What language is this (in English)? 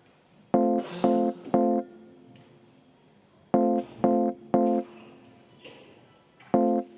Estonian